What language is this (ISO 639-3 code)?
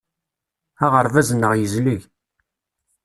kab